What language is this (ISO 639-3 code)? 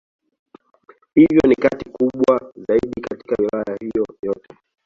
swa